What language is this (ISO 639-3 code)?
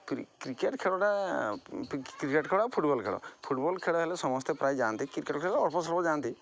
ori